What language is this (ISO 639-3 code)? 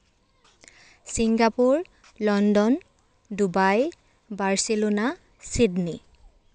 asm